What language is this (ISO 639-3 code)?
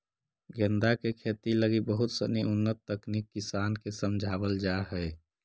mag